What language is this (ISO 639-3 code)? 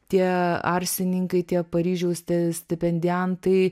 lit